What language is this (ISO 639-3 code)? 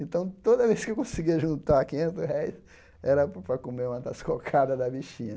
por